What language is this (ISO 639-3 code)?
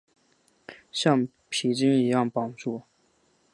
zho